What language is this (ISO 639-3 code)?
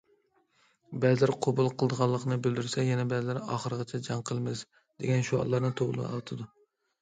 uig